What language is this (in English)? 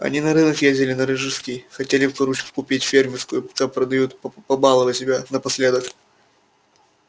Russian